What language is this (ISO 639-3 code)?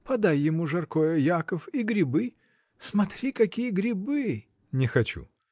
rus